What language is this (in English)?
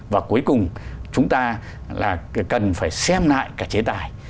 Vietnamese